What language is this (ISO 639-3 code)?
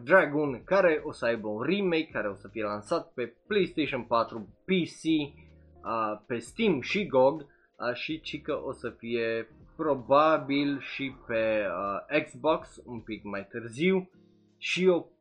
ron